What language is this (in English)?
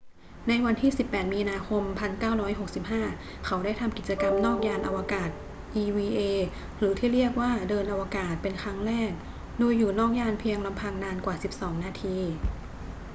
Thai